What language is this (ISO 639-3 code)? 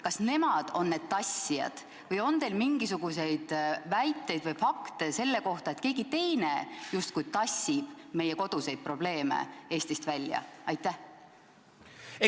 est